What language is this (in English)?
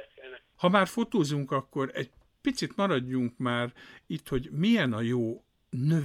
Hungarian